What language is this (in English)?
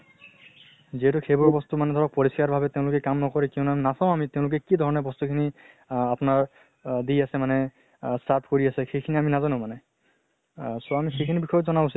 Assamese